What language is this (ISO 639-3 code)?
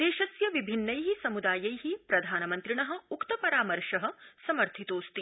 san